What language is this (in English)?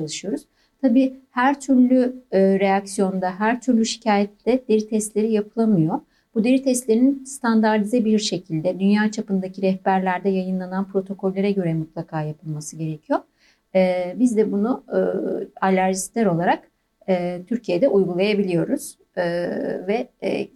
Turkish